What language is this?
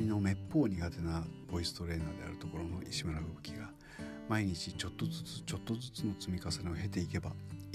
Japanese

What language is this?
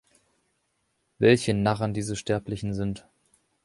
German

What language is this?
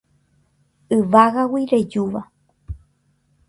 Guarani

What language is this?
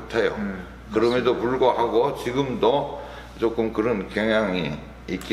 Korean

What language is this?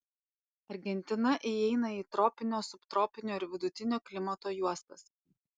Lithuanian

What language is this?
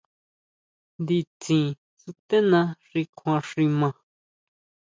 Huautla Mazatec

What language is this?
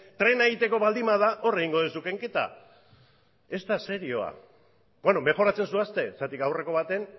Basque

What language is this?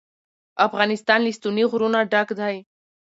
Pashto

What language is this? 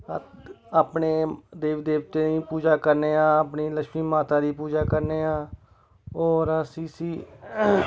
Dogri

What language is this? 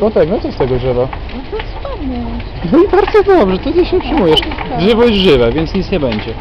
Polish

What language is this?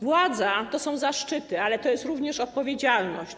Polish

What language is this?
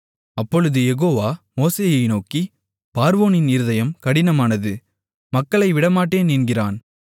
Tamil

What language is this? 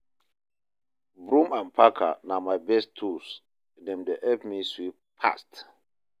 Nigerian Pidgin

